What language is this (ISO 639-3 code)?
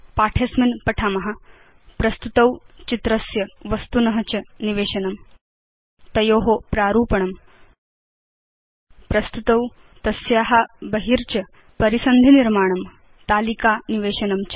san